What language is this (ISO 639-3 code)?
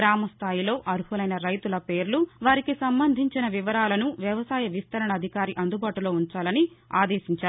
tel